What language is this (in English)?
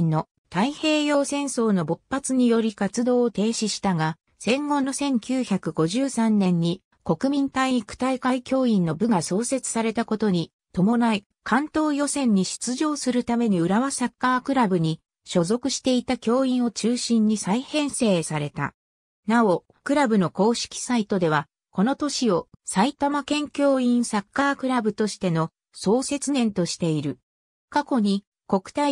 Japanese